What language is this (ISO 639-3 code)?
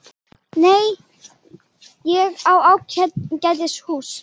isl